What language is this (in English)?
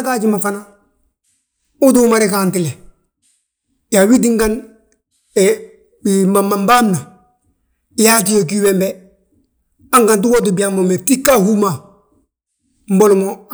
Balanta-Ganja